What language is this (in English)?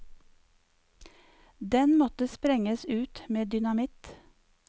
Norwegian